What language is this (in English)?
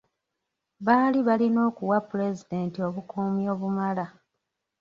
Ganda